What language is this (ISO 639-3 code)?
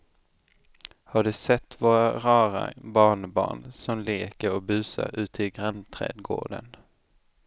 swe